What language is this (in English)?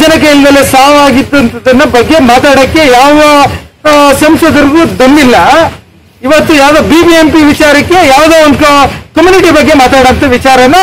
Turkish